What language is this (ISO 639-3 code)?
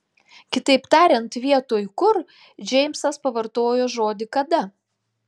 lit